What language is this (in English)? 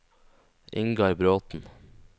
Norwegian